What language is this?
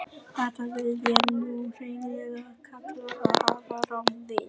Icelandic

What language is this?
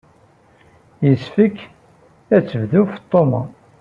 Kabyle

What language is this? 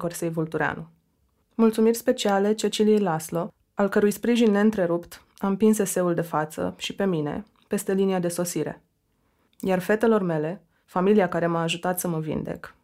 Romanian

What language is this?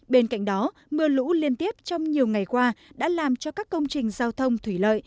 Vietnamese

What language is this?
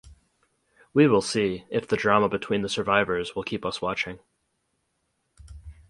English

